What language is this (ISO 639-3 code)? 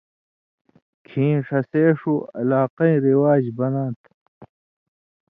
mvy